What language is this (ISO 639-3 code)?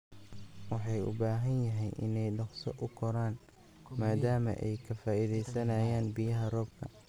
som